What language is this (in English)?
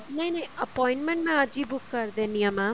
Punjabi